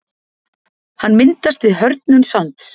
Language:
Icelandic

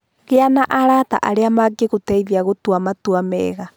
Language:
Kikuyu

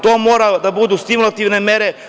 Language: Serbian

